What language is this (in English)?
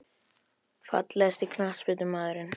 Icelandic